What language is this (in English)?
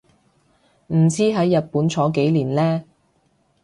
Cantonese